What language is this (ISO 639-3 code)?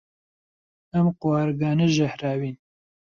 ckb